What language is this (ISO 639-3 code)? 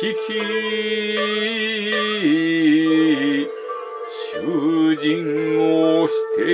jpn